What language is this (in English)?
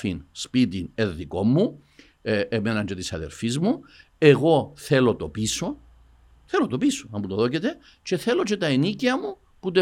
Greek